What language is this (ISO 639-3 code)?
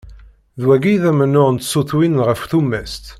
kab